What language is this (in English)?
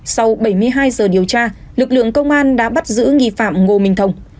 Vietnamese